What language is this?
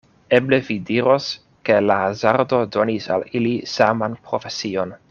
Esperanto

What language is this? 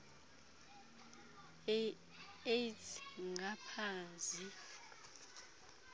Xhosa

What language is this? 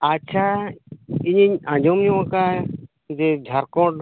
Santali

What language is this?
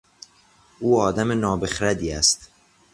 Persian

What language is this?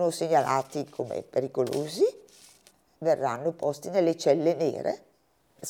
Italian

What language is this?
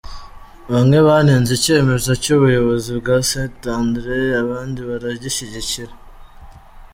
Kinyarwanda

